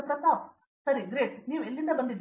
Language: Kannada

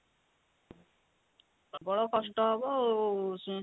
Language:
Odia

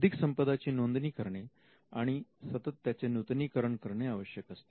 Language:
Marathi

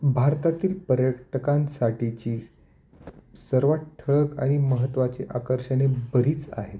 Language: Marathi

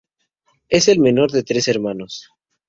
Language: Spanish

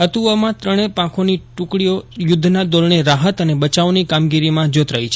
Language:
Gujarati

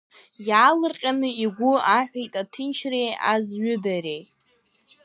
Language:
Abkhazian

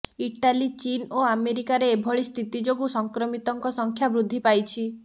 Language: Odia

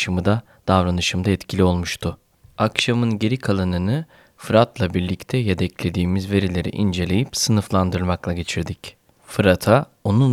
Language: Turkish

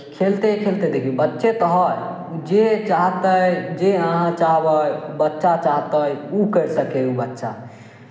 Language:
Maithili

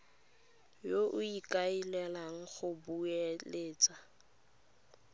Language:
Tswana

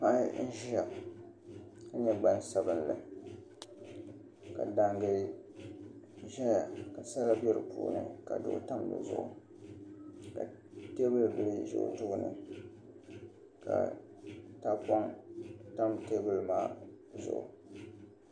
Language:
Dagbani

